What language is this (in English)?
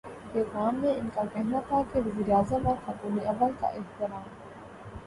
Urdu